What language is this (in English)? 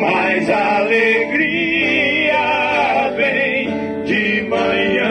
Portuguese